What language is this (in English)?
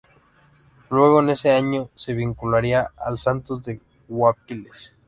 Spanish